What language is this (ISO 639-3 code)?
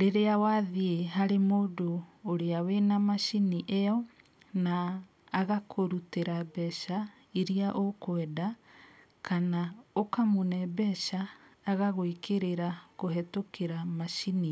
kik